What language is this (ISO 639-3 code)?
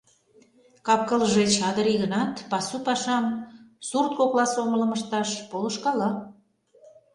chm